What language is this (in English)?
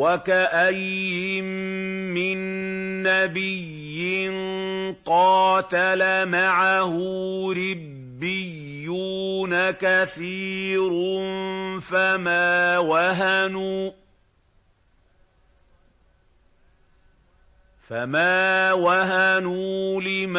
Arabic